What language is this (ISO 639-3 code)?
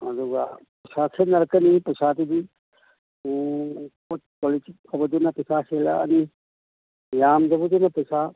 mni